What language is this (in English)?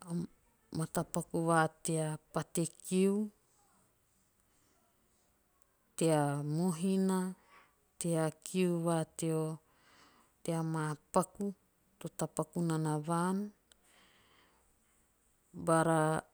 Teop